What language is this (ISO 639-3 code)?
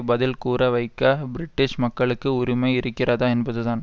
tam